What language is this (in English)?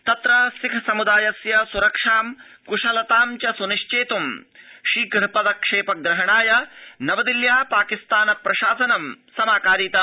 Sanskrit